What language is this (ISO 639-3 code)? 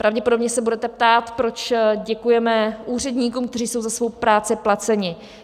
ces